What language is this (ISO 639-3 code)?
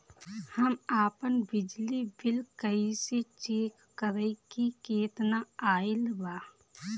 bho